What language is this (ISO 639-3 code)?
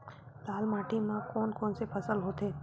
hne